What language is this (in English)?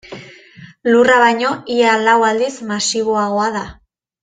Basque